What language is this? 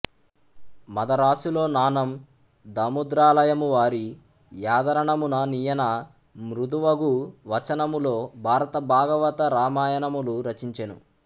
Telugu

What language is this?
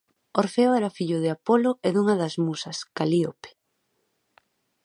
Galician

